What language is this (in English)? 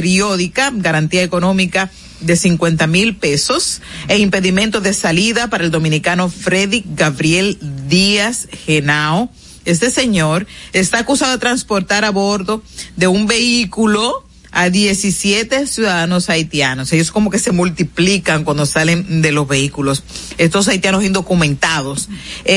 Spanish